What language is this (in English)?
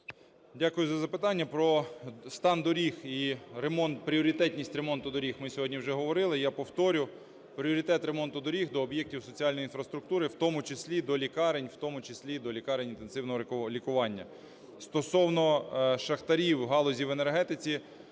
Ukrainian